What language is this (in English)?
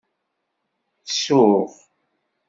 Kabyle